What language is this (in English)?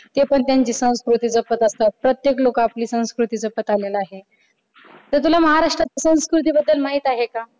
Marathi